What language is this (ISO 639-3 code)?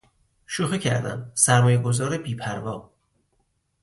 fas